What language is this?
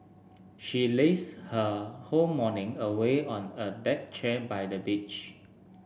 English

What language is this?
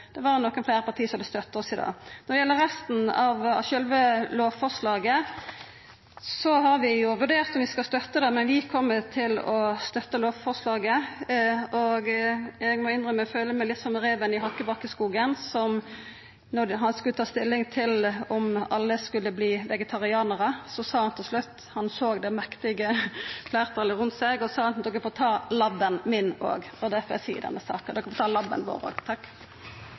Norwegian Nynorsk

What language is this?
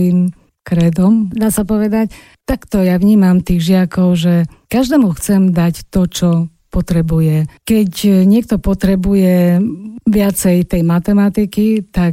Slovak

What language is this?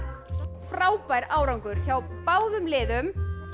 Icelandic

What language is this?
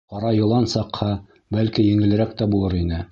Bashkir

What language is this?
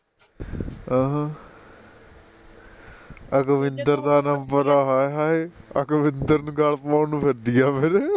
Punjabi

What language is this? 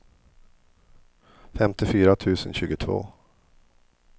Swedish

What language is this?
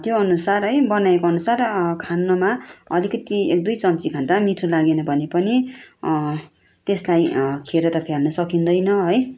Nepali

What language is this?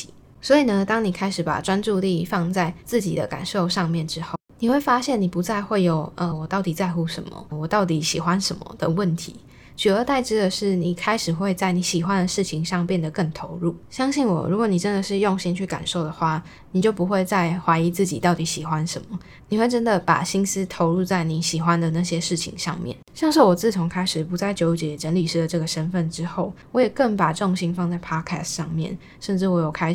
Chinese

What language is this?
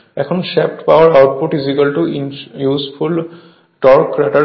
Bangla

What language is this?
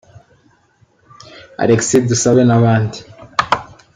Kinyarwanda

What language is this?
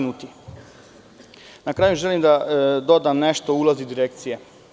Serbian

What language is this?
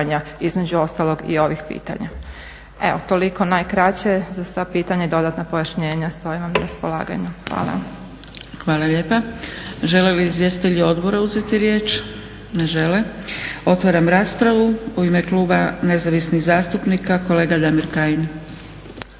Croatian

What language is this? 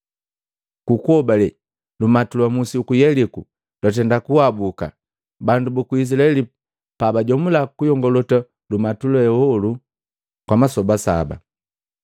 Matengo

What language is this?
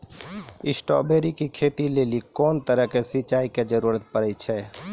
Maithili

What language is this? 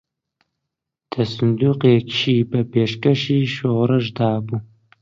Central Kurdish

